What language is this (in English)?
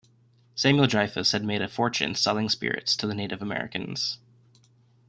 English